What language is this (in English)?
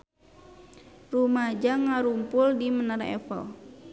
Sundanese